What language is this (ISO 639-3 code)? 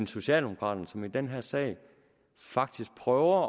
dan